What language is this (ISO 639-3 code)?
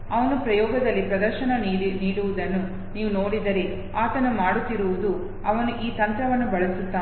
kan